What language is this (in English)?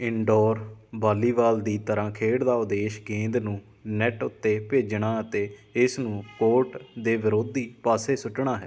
Punjabi